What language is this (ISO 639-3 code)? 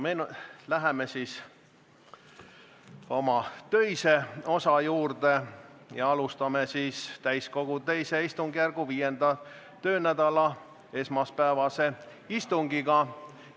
est